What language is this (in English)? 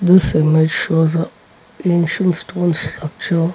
English